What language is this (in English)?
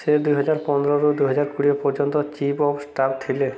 Odia